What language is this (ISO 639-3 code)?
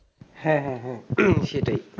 ben